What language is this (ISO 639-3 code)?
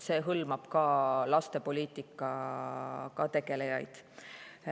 est